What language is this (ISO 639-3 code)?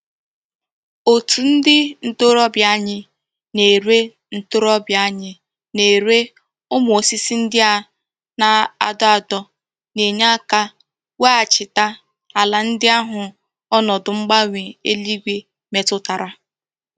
ibo